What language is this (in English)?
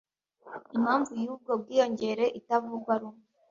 Kinyarwanda